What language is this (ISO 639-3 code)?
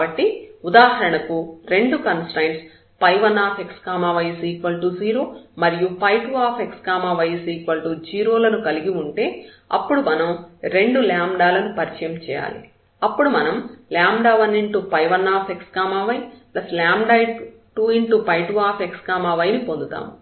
tel